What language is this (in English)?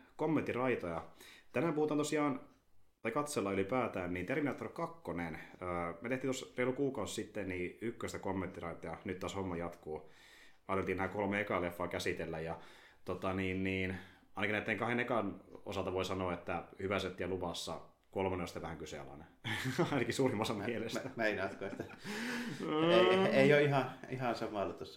Finnish